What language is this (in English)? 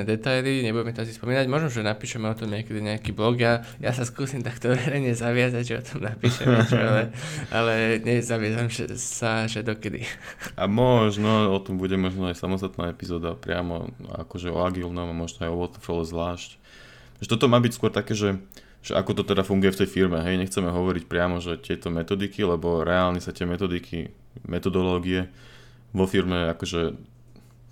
Slovak